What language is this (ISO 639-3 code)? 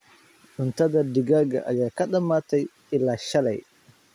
som